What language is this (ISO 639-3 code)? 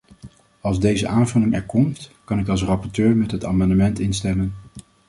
nld